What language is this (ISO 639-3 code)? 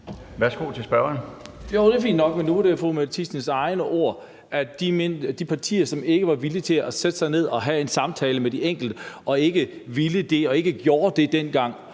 dan